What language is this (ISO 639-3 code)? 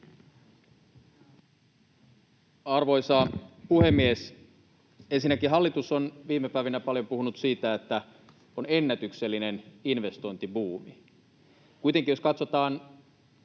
fin